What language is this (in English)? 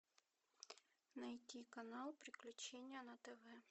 Russian